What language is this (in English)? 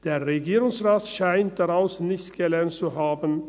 Swiss German